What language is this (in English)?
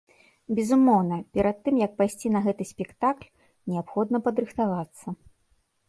Belarusian